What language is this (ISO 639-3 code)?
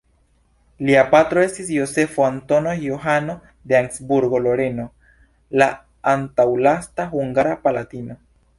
epo